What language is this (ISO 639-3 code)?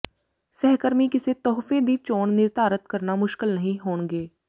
pan